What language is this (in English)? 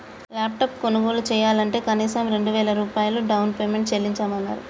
Telugu